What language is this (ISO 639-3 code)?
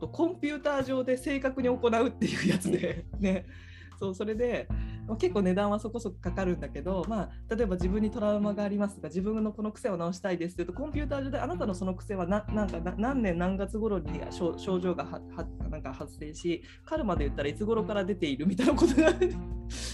jpn